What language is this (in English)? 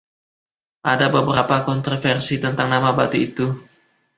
Indonesian